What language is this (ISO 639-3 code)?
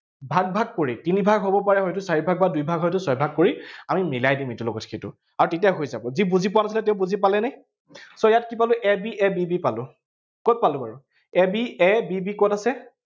asm